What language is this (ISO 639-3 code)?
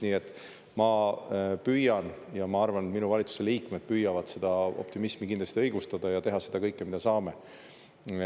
est